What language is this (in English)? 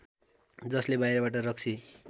Nepali